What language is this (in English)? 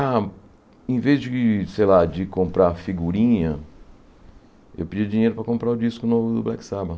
Portuguese